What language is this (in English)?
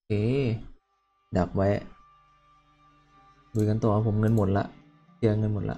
Thai